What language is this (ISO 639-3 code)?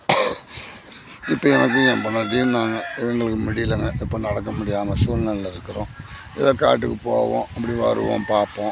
tam